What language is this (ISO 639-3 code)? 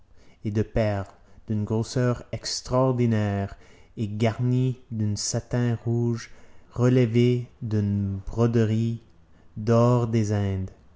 fra